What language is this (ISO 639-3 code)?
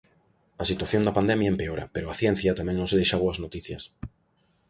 glg